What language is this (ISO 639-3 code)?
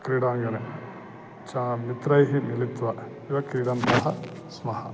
san